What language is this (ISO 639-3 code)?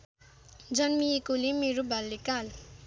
nep